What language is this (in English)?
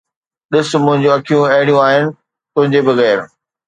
Sindhi